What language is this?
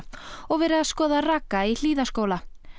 Icelandic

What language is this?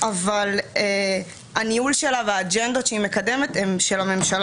Hebrew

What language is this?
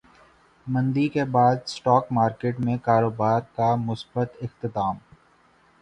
Urdu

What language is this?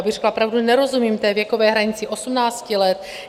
Czech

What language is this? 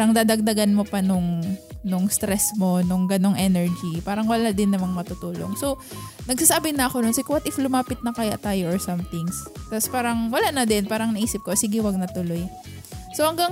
Filipino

